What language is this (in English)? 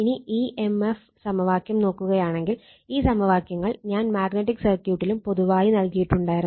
Malayalam